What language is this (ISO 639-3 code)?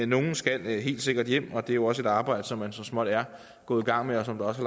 dan